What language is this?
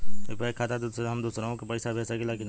Bhojpuri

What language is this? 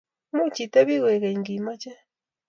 Kalenjin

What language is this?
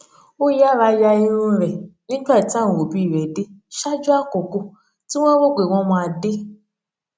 Yoruba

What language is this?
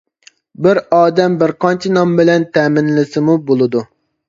Uyghur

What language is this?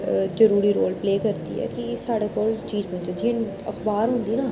Dogri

